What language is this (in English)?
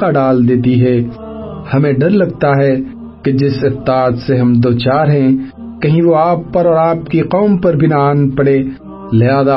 Urdu